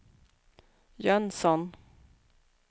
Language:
Swedish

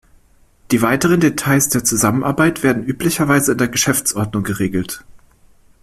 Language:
German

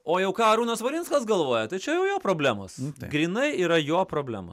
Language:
Lithuanian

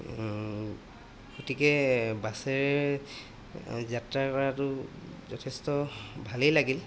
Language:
Assamese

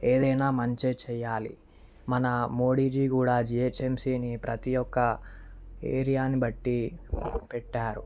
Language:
Telugu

